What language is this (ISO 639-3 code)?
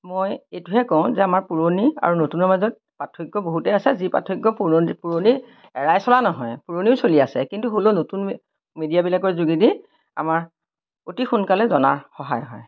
asm